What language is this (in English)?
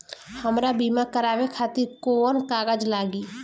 Bhojpuri